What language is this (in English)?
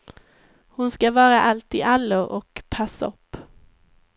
Swedish